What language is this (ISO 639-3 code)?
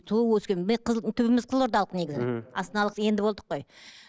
kaz